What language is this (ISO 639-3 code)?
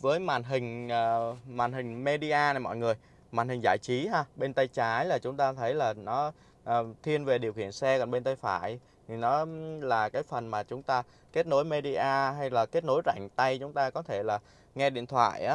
vie